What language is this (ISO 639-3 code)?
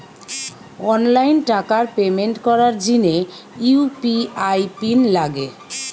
ben